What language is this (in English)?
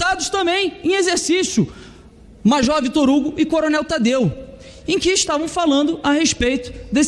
Portuguese